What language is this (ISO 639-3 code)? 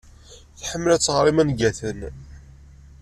kab